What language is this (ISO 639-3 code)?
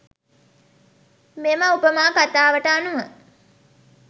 sin